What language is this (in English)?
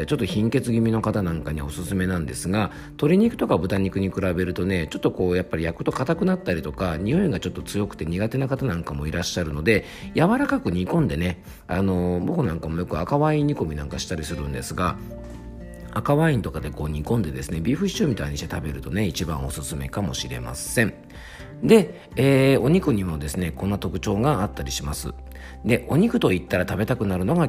Japanese